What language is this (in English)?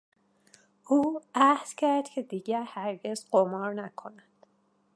Persian